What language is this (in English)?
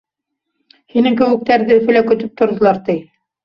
Bashkir